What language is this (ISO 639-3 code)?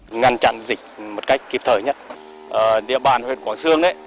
vie